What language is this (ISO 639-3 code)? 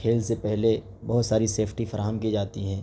urd